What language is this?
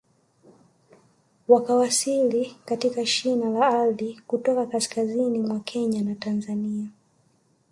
Swahili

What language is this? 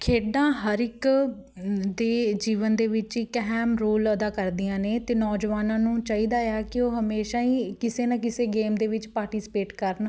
Punjabi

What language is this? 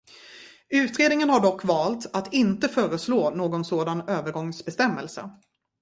Swedish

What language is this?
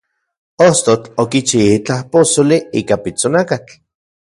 Central Puebla Nahuatl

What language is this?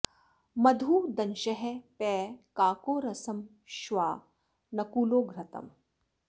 Sanskrit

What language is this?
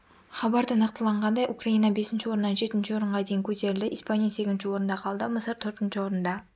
Kazakh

